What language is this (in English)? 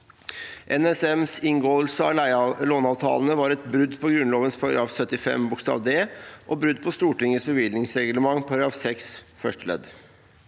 Norwegian